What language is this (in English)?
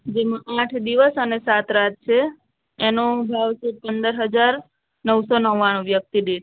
Gujarati